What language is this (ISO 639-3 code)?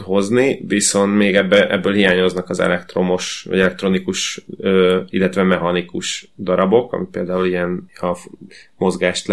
hun